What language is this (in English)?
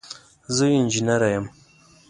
Pashto